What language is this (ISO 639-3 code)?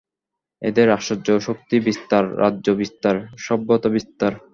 ben